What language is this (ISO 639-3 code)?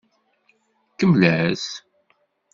kab